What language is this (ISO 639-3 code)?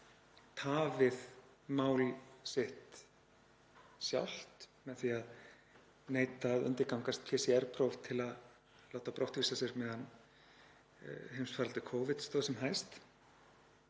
isl